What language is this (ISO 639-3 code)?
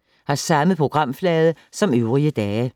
dan